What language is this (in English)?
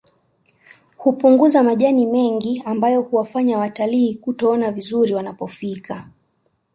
Swahili